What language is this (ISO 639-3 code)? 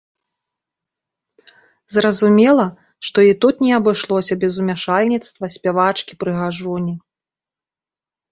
bel